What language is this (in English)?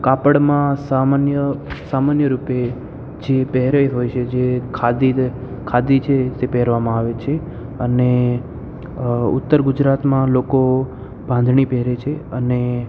Gujarati